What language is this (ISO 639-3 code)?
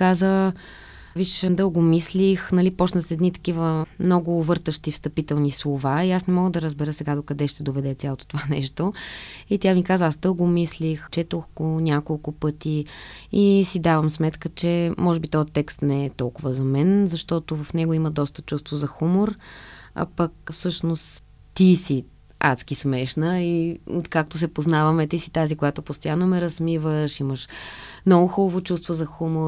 bul